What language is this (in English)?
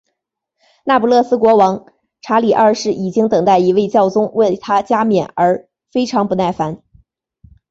Chinese